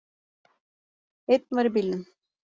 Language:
Icelandic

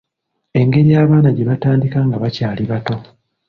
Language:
Ganda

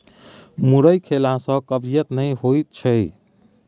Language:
Maithili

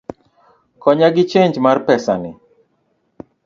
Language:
Luo (Kenya and Tanzania)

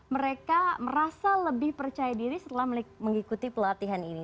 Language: Indonesian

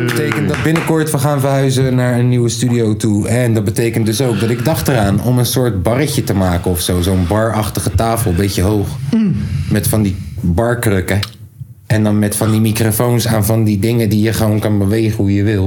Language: Dutch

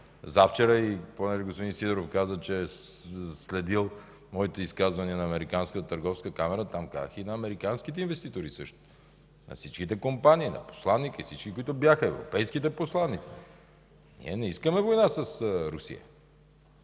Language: Bulgarian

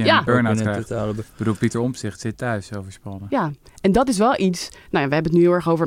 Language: Dutch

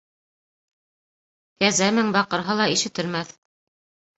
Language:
Bashkir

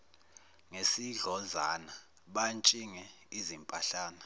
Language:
Zulu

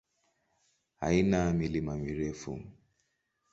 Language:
Swahili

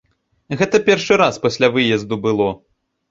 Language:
Belarusian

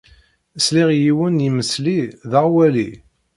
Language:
Kabyle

